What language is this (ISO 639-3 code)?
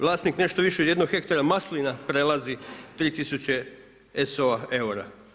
hrv